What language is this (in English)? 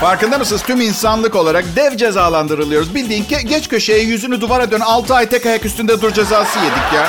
Turkish